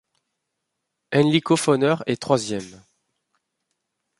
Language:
French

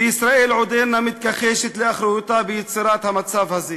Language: Hebrew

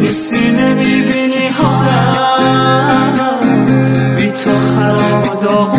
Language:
Persian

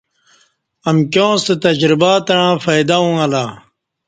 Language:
Kati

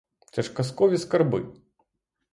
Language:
Ukrainian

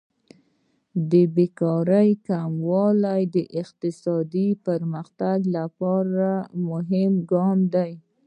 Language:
Pashto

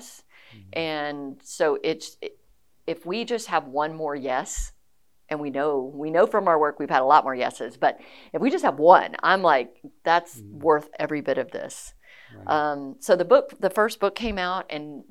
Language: English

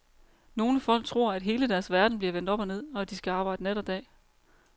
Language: Danish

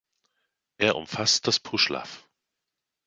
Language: German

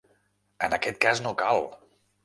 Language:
Catalan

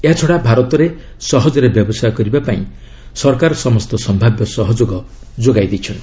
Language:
Odia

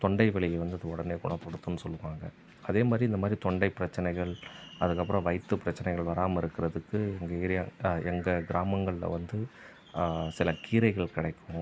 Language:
Tamil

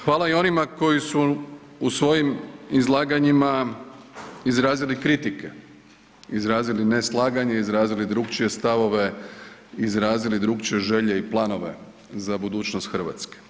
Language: Croatian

